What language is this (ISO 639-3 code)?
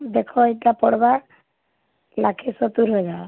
ori